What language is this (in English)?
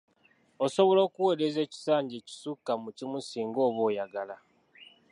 Ganda